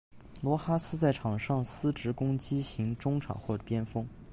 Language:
Chinese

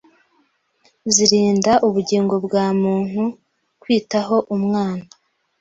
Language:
Kinyarwanda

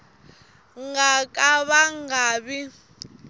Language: Tsonga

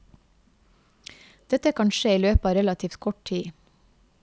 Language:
Norwegian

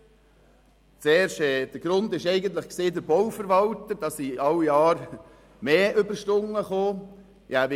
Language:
Swiss German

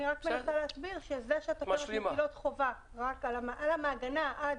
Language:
Hebrew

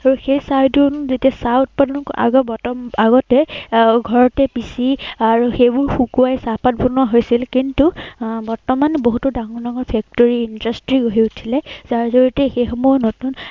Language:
Assamese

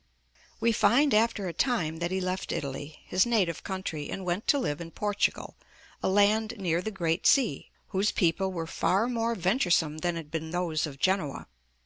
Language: English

